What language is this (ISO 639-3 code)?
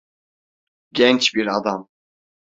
tur